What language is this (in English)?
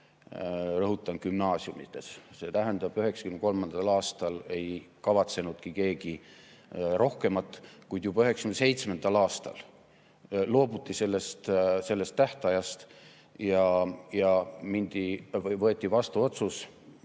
Estonian